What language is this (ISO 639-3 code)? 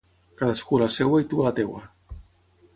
cat